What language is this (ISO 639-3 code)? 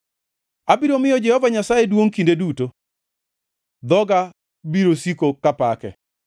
luo